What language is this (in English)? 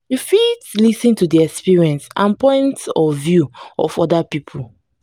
Nigerian Pidgin